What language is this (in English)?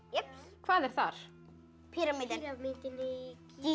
Icelandic